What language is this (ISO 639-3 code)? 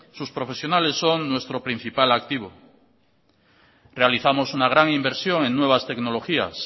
spa